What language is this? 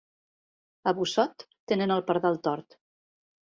Catalan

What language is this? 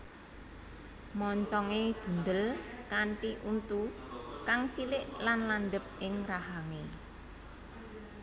Javanese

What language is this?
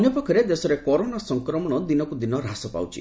Odia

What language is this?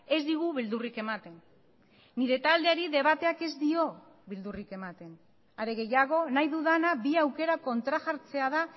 Basque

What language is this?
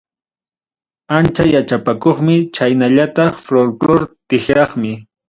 Ayacucho Quechua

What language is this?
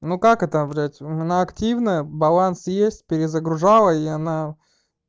Russian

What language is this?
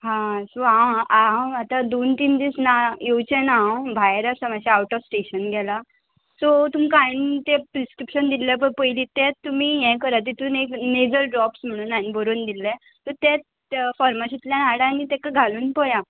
Konkani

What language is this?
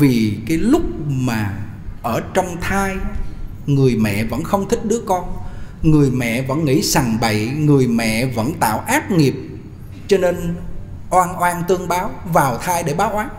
Vietnamese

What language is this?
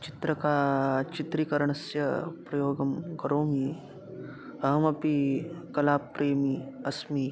Sanskrit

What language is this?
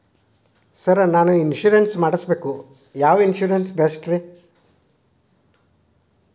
Kannada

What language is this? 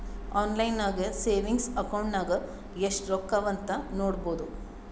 Kannada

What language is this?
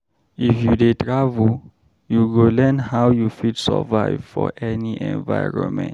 Nigerian Pidgin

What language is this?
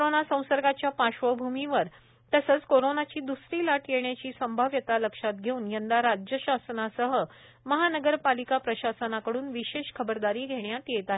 Marathi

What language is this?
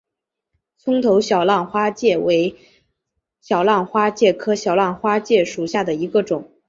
Chinese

